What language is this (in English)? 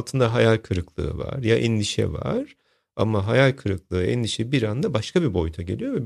Turkish